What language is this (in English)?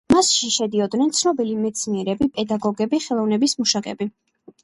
Georgian